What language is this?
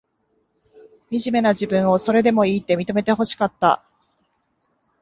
Japanese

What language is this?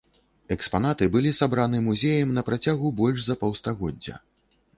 Belarusian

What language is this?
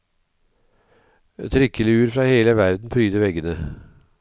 Norwegian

